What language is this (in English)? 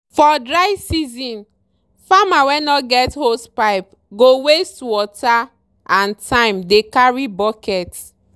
Nigerian Pidgin